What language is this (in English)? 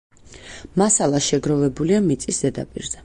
Georgian